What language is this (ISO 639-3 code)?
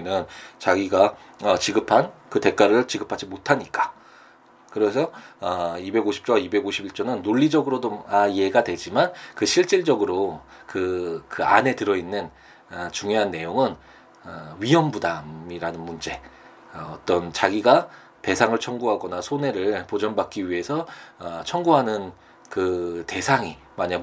kor